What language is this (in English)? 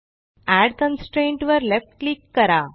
Marathi